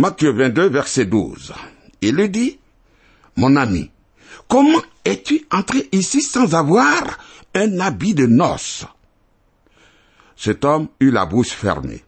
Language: French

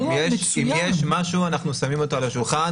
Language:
Hebrew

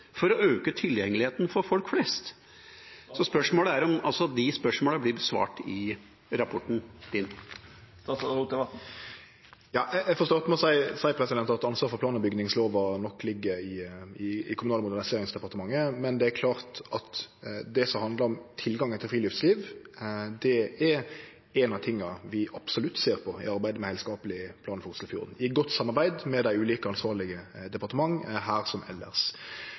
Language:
Norwegian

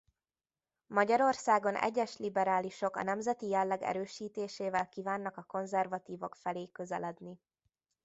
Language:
Hungarian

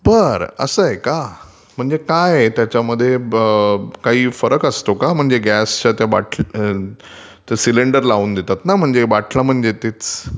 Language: Marathi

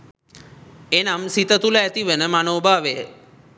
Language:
Sinhala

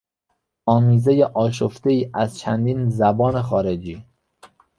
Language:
Persian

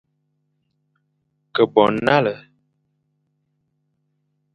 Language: Fang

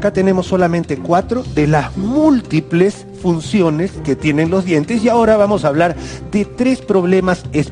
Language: Spanish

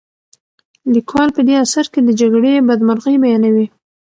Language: Pashto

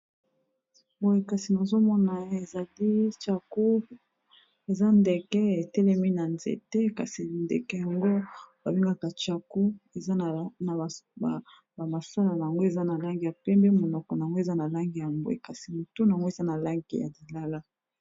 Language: Lingala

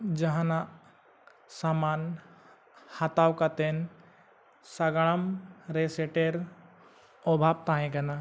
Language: Santali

